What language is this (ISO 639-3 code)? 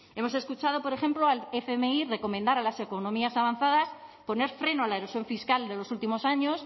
spa